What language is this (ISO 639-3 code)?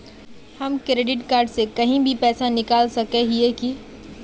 mag